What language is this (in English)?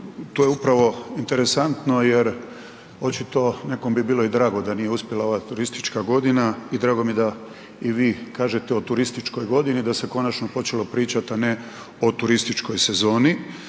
Croatian